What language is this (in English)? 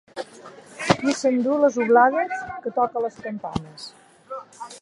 Catalan